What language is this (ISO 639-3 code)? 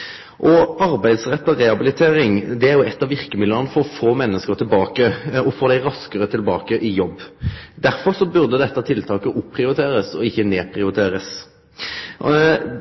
nno